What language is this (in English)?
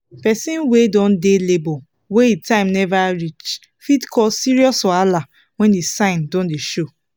Nigerian Pidgin